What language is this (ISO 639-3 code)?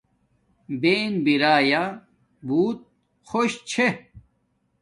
dmk